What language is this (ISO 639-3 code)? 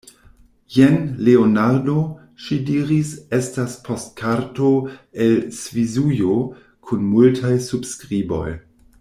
epo